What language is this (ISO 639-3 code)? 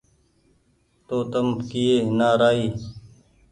gig